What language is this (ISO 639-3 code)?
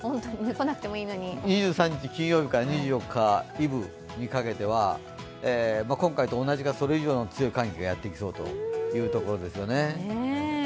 jpn